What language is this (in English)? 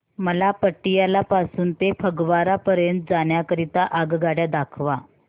Marathi